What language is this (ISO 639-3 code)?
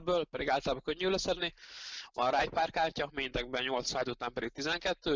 hun